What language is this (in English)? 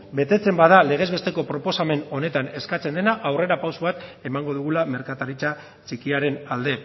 Basque